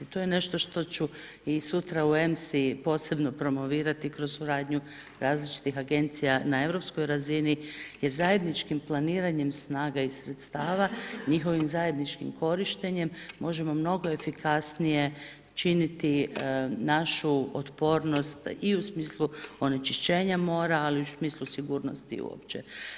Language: Croatian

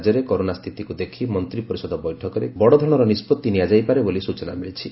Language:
Odia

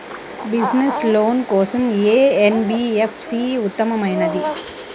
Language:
Telugu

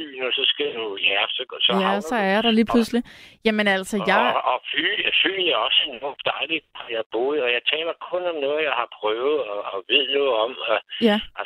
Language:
Danish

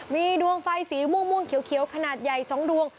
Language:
Thai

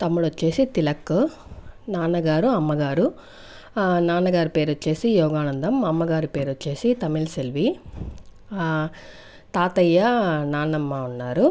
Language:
Telugu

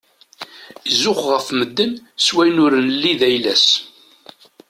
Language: Kabyle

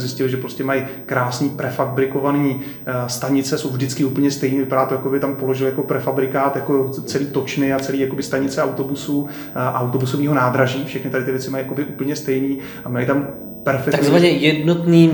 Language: Czech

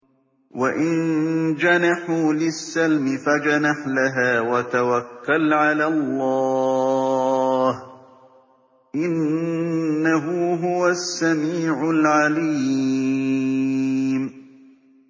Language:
Arabic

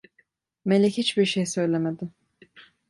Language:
Turkish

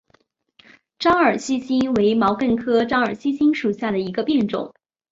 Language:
Chinese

